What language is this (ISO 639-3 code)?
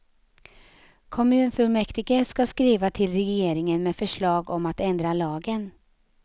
swe